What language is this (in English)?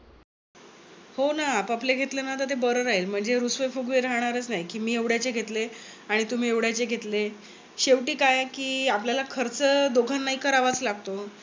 Marathi